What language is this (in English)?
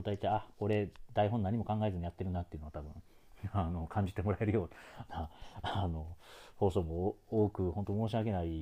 Japanese